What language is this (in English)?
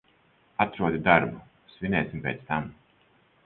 Latvian